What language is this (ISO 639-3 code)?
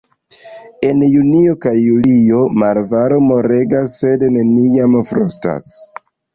epo